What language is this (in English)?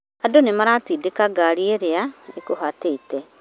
Kikuyu